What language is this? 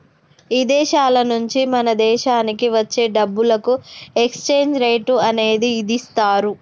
Telugu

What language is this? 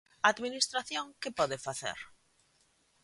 Galician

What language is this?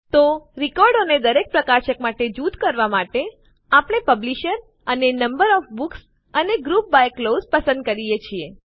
Gujarati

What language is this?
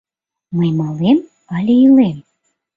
Mari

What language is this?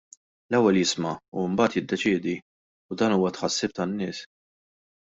Maltese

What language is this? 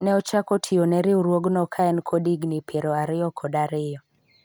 Luo (Kenya and Tanzania)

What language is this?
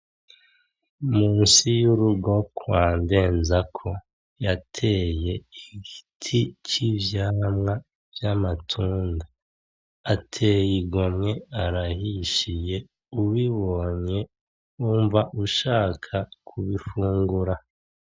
Rundi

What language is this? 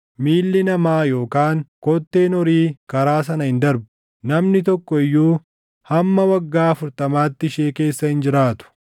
Oromo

